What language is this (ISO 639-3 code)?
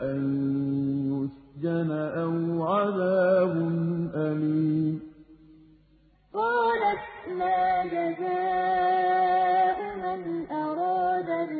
ara